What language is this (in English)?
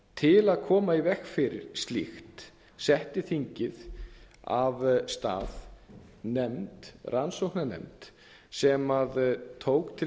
Icelandic